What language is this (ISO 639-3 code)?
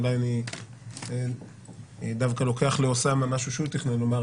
heb